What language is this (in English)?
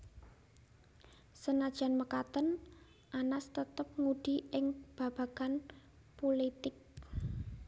Javanese